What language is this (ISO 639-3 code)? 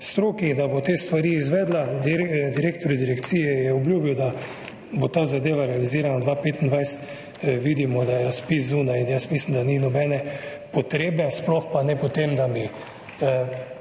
slv